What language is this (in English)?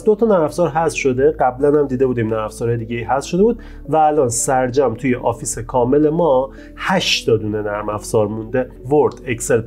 Persian